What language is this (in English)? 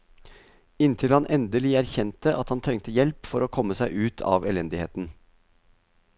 Norwegian